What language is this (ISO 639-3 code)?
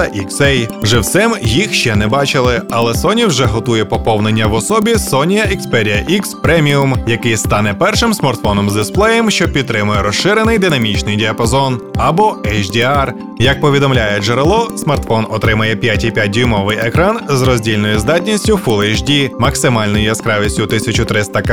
ukr